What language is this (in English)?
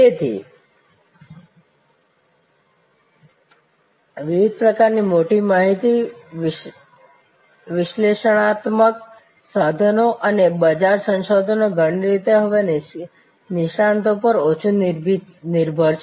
Gujarati